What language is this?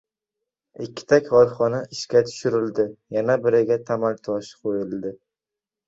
Uzbek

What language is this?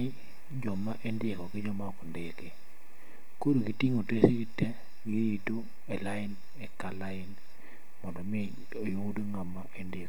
Luo (Kenya and Tanzania)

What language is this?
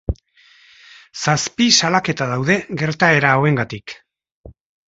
Basque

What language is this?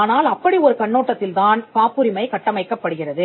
Tamil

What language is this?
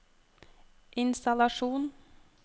Norwegian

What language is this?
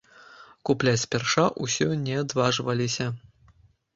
Belarusian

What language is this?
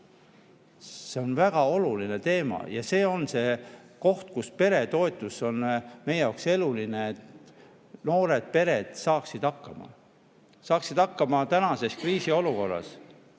Estonian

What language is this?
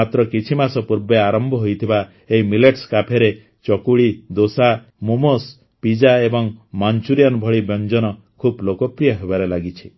Odia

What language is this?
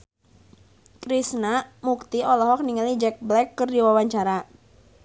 Sundanese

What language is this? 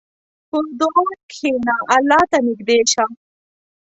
Pashto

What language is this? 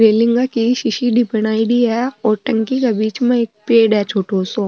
Marwari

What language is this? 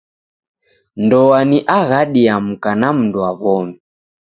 Taita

